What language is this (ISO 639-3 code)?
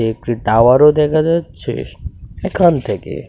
ben